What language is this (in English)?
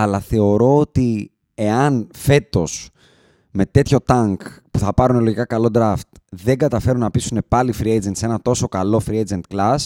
Greek